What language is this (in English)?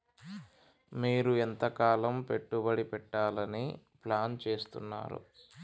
Telugu